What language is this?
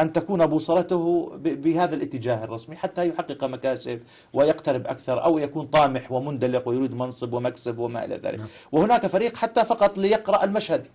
Arabic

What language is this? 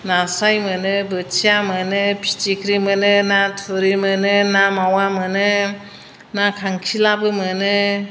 Bodo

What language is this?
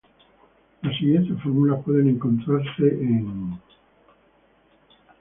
Spanish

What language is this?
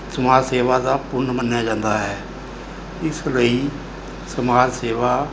Punjabi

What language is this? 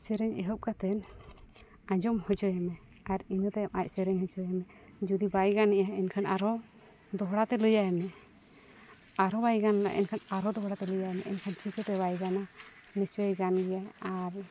Santali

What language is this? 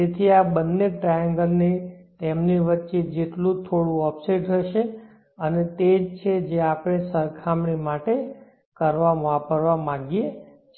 Gujarati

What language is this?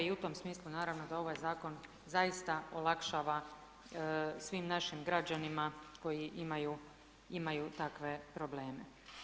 Croatian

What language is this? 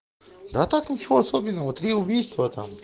Russian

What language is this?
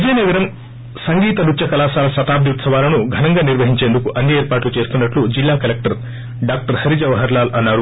Telugu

